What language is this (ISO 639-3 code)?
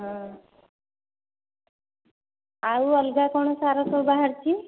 ori